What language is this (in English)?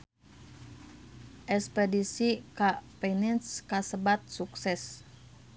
Sundanese